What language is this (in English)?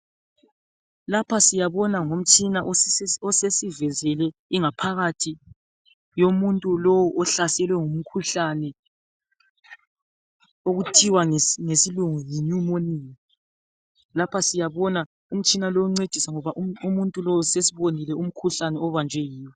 North Ndebele